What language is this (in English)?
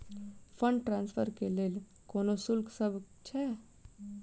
Maithili